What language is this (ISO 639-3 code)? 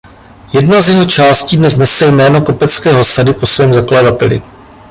ces